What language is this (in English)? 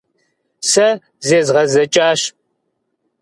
Kabardian